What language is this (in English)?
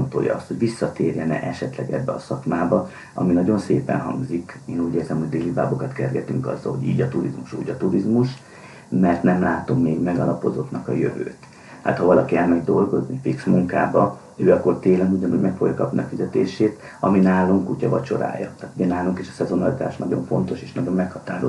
Hungarian